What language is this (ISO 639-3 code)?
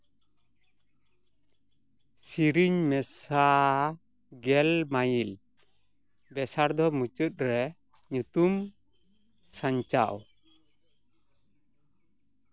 sat